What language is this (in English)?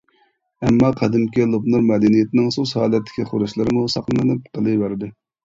Uyghur